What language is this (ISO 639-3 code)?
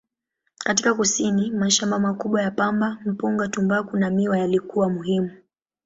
swa